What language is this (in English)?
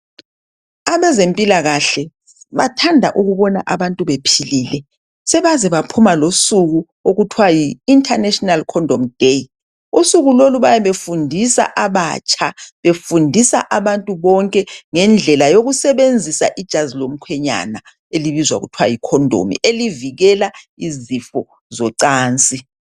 North Ndebele